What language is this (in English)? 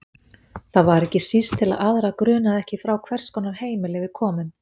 Icelandic